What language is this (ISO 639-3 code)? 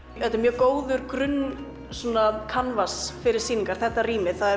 isl